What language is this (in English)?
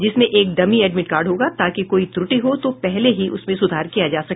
Hindi